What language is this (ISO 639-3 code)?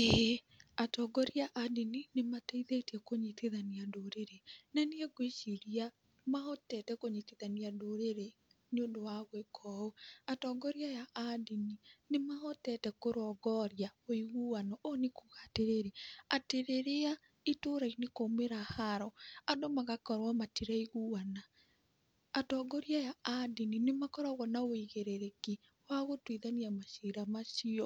kik